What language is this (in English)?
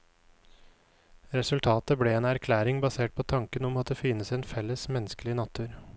Norwegian